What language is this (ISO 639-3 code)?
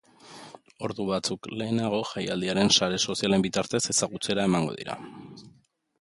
eus